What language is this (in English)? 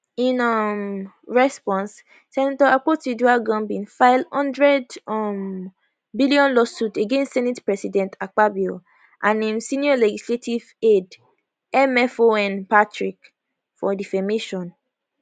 Nigerian Pidgin